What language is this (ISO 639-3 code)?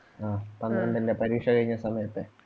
mal